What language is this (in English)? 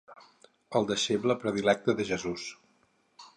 Catalan